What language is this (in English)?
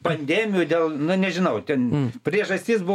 Lithuanian